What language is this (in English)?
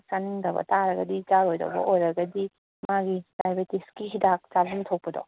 Manipuri